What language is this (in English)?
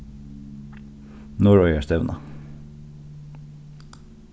Faroese